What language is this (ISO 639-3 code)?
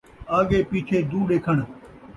skr